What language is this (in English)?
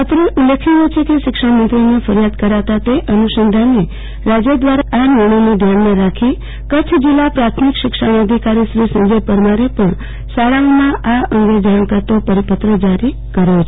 Gujarati